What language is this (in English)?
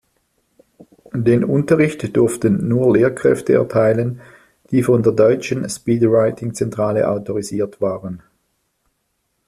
German